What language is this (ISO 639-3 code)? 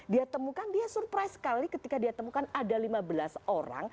ind